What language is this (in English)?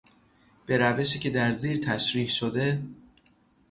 Persian